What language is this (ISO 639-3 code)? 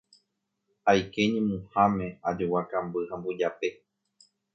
grn